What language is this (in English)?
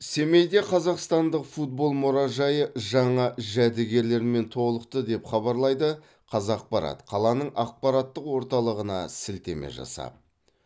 Kazakh